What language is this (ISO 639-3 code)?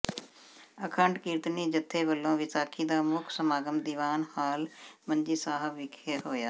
pan